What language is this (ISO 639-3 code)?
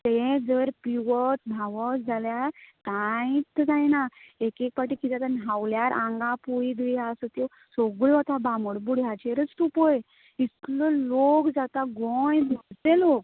kok